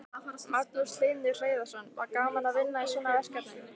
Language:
Icelandic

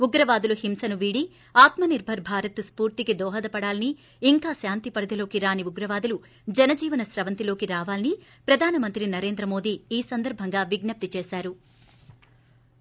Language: Telugu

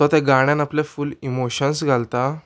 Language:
Konkani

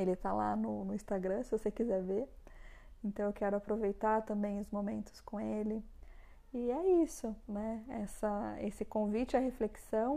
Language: Portuguese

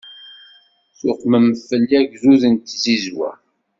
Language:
Kabyle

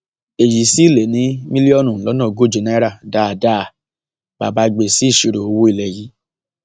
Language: Yoruba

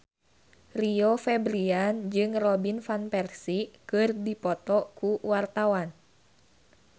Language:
Sundanese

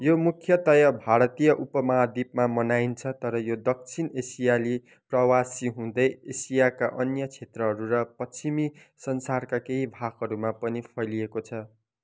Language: Nepali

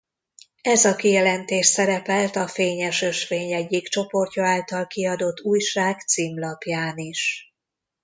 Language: Hungarian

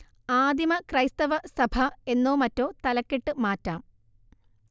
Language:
Malayalam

